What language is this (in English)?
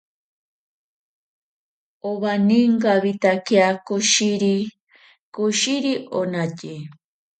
Ashéninka Perené